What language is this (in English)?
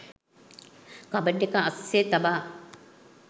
Sinhala